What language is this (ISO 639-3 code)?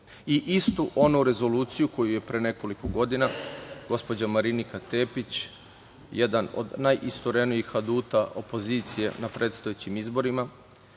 srp